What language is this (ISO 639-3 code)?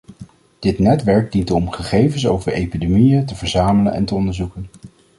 nld